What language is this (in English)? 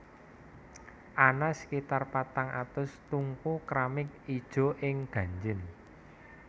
Javanese